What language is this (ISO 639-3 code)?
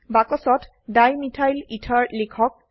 asm